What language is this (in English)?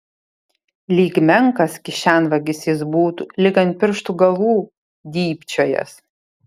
Lithuanian